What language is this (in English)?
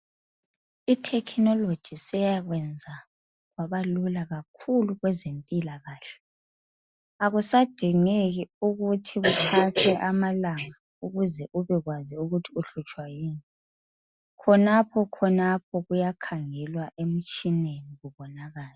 North Ndebele